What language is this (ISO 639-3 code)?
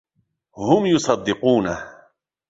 ara